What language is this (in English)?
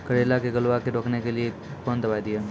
Maithili